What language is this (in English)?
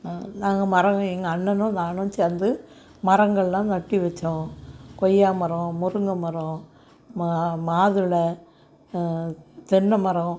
Tamil